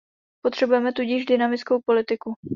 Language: Czech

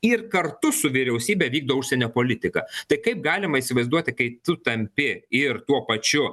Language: Lithuanian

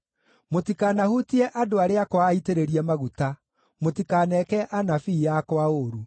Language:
Kikuyu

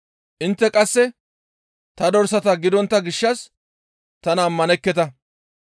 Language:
Gamo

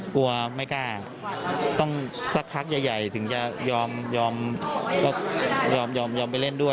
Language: Thai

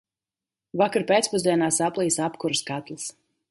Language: Latvian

